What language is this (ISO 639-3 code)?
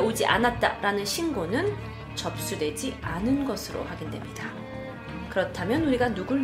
kor